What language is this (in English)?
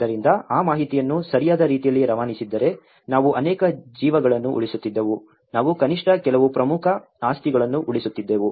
Kannada